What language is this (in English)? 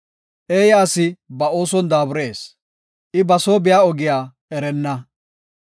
Gofa